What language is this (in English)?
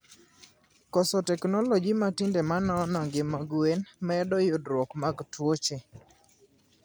Luo (Kenya and Tanzania)